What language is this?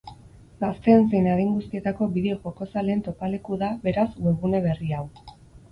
Basque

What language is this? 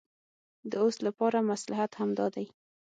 Pashto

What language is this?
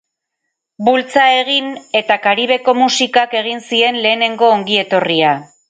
Basque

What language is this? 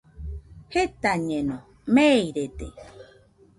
Nüpode Huitoto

